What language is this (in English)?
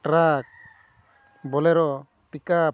Santali